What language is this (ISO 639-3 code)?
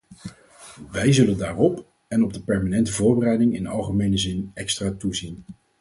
nld